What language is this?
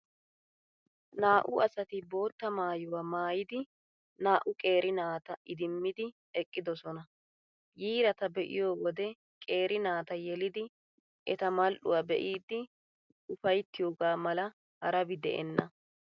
Wolaytta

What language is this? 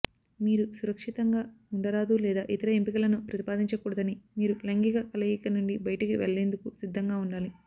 Telugu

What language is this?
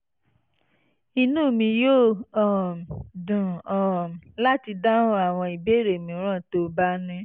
Yoruba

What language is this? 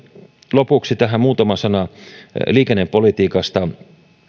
Finnish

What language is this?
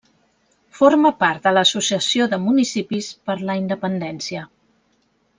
Catalan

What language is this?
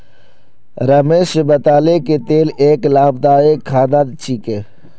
Magahi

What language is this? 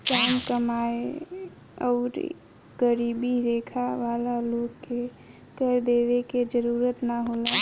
Bhojpuri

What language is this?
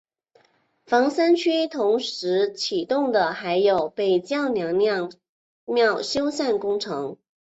Chinese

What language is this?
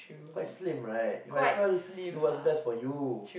English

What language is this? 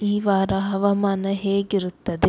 Kannada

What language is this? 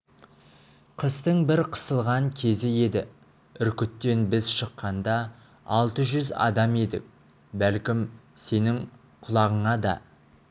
Kazakh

